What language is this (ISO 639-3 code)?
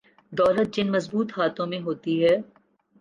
urd